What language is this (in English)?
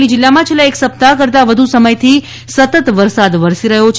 Gujarati